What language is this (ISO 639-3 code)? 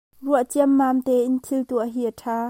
cnh